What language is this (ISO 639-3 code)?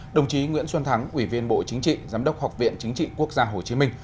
vie